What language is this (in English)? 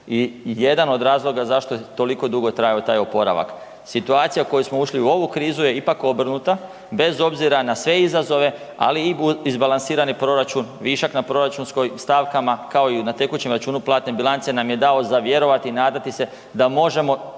Croatian